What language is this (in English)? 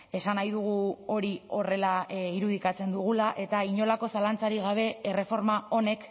Basque